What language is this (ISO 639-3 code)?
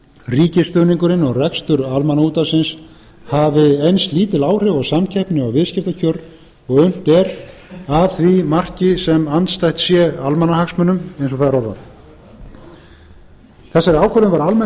isl